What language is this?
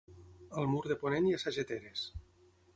Catalan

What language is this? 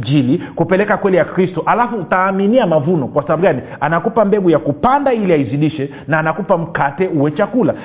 Swahili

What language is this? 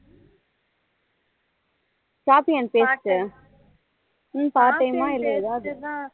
Tamil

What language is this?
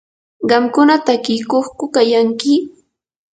Yanahuanca Pasco Quechua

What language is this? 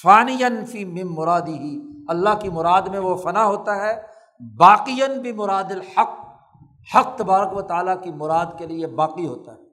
Urdu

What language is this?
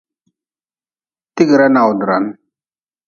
Nawdm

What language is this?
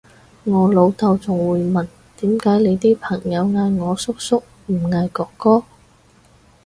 Cantonese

